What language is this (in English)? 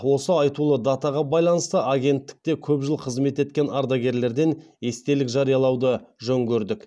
Kazakh